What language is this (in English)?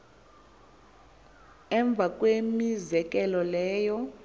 Xhosa